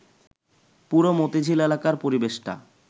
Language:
Bangla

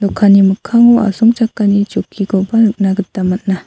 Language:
Garo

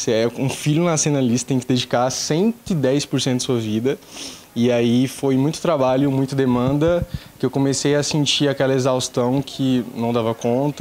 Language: Portuguese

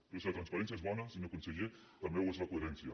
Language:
Catalan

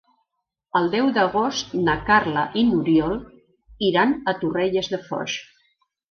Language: Catalan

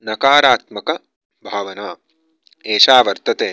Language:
Sanskrit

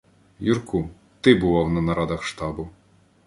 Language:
Ukrainian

